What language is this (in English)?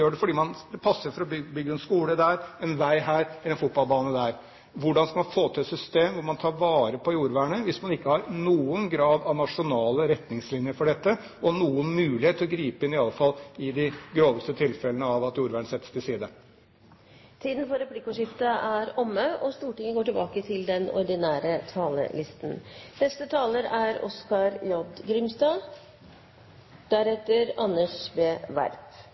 Norwegian